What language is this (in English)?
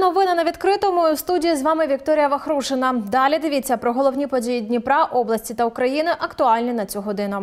Ukrainian